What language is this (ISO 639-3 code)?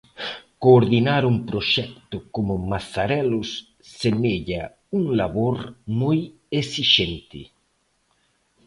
glg